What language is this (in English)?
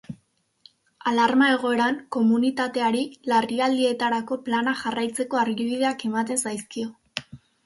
Basque